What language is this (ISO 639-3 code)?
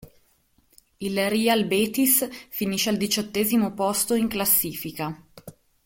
ita